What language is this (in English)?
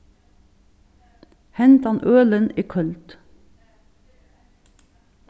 Faroese